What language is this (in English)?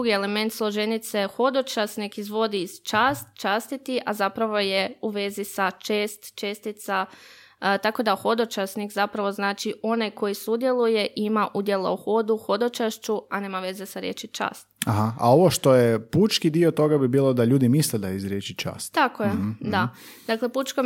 Croatian